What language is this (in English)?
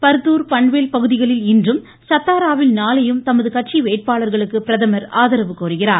Tamil